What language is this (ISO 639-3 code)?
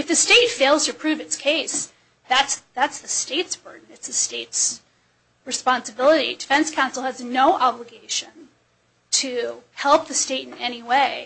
eng